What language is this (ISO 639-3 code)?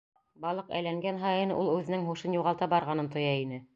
bak